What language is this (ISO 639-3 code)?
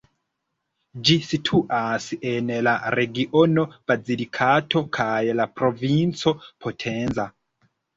epo